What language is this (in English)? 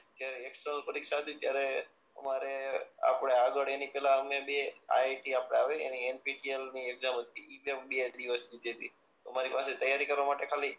Gujarati